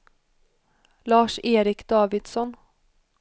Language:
Swedish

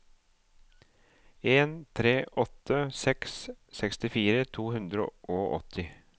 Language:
Norwegian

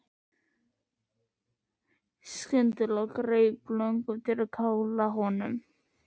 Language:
Icelandic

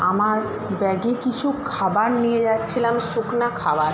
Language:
Bangla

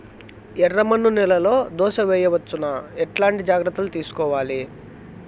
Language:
Telugu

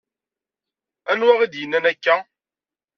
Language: Kabyle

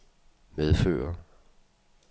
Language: Danish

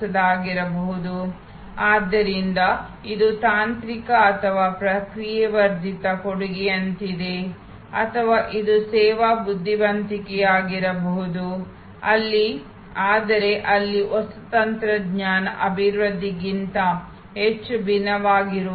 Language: Kannada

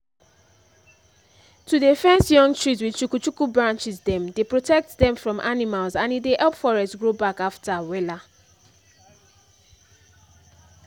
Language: Nigerian Pidgin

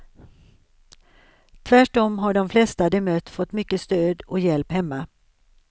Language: Swedish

